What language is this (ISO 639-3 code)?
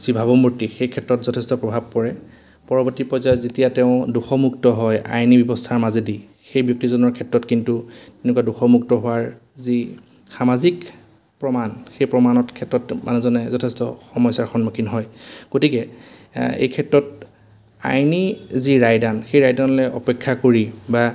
asm